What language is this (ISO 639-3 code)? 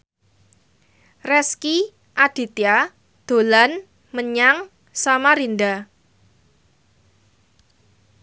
jav